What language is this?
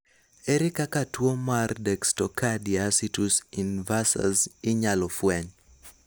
Luo (Kenya and Tanzania)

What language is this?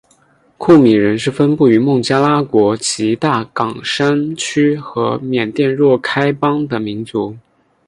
Chinese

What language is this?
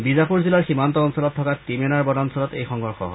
Assamese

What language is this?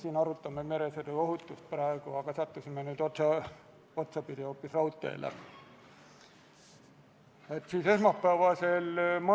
Estonian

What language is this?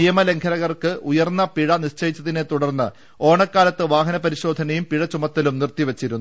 Malayalam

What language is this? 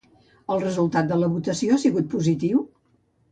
Catalan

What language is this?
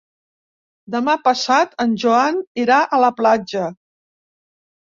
Catalan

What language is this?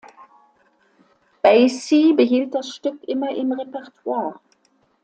German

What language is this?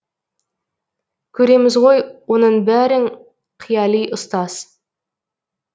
Kazakh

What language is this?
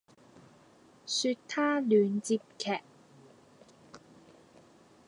Cantonese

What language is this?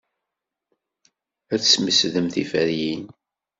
Kabyle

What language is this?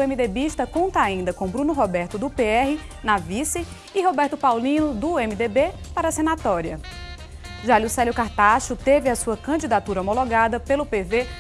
Portuguese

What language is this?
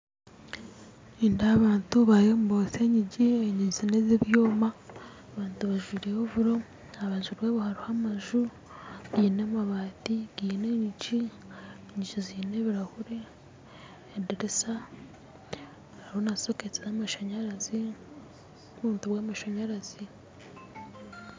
Nyankole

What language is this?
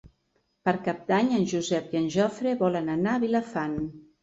Catalan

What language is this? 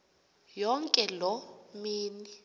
Xhosa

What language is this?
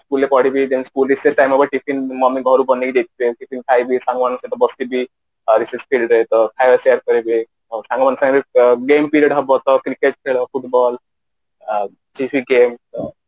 Odia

